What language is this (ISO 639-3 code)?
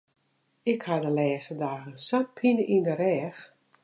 fry